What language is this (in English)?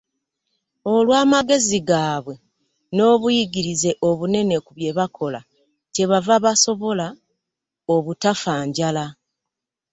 Ganda